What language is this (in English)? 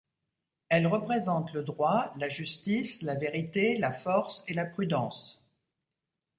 French